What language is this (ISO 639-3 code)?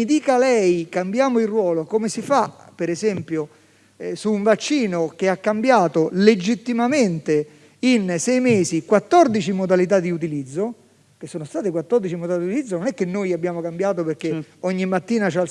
ita